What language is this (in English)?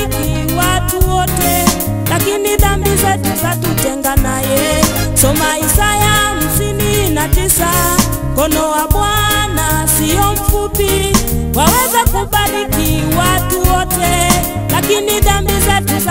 Romanian